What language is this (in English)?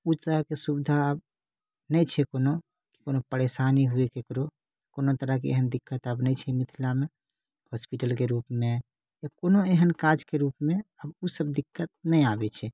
Maithili